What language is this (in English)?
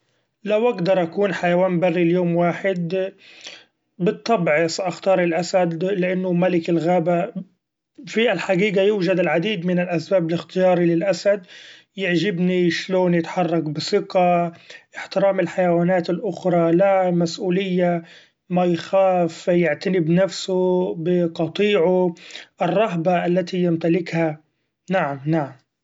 Gulf Arabic